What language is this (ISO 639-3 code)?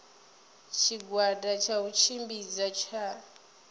ven